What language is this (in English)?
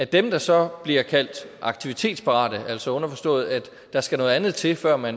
Danish